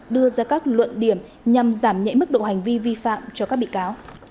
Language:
Vietnamese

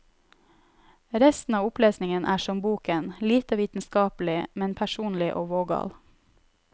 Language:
Norwegian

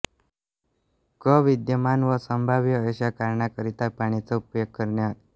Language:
Marathi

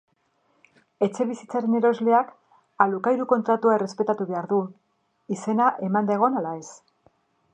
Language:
Basque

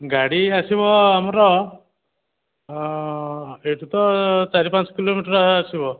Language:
Odia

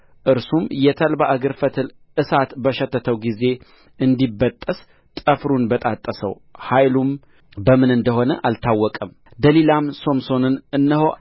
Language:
Amharic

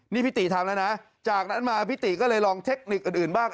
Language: Thai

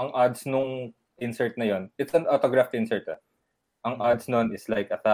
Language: Filipino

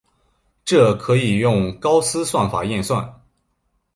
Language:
Chinese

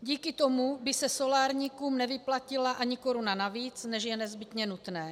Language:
Czech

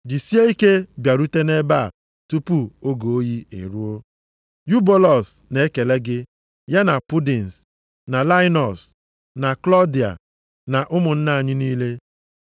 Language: Igbo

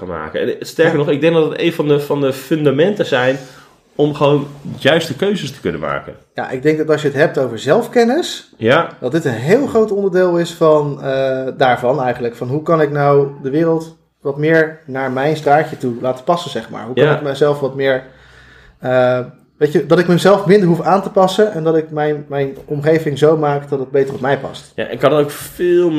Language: Dutch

